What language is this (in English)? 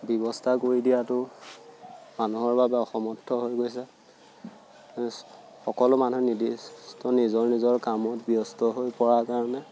Assamese